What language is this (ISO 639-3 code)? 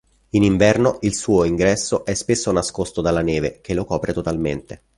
ita